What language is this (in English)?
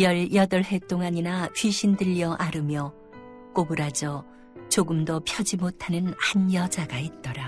Korean